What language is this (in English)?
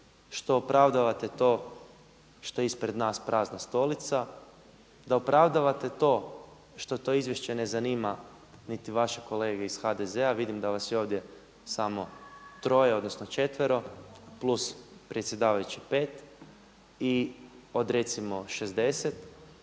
Croatian